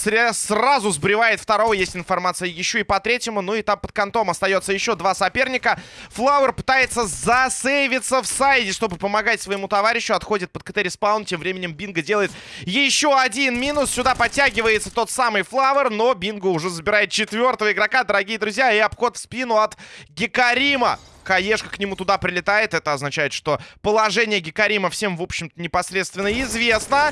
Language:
Russian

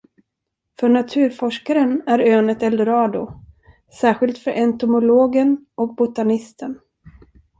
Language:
Swedish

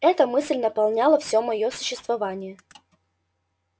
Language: Russian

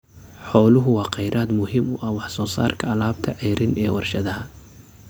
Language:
Somali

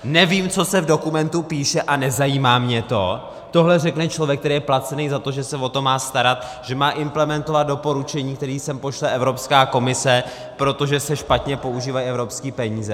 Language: Czech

